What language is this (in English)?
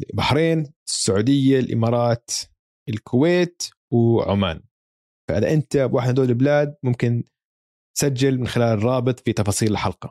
Arabic